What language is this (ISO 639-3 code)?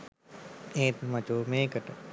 sin